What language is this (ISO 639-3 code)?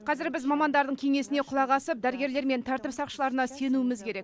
kaz